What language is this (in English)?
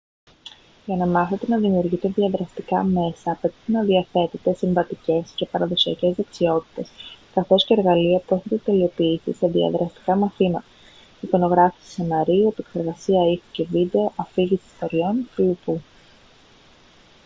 Greek